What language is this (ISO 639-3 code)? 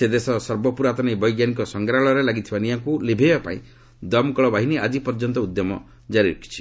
ori